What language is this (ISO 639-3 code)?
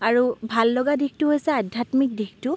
asm